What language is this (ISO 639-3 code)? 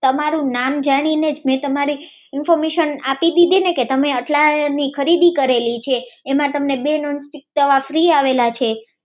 guj